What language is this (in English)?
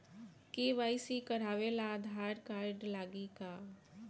Bhojpuri